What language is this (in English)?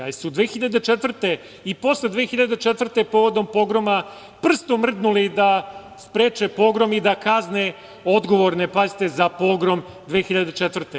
Serbian